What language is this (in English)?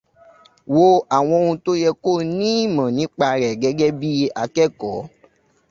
Yoruba